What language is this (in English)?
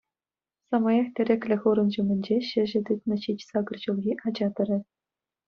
Chuvash